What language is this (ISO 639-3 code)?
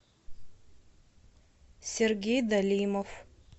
rus